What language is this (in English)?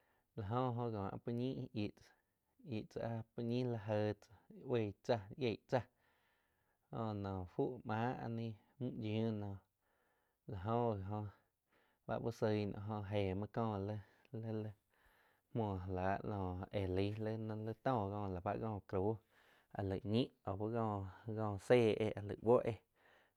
Quiotepec Chinantec